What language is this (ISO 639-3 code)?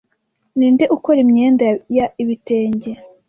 kin